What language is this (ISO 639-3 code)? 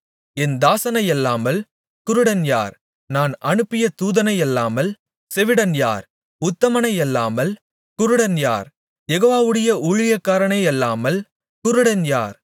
tam